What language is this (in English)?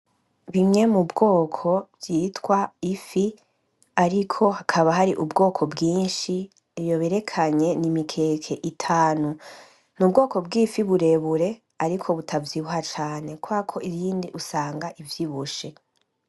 Rundi